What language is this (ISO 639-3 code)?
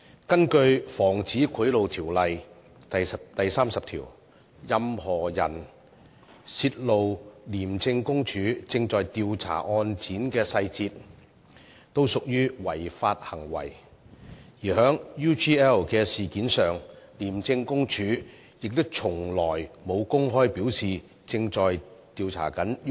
yue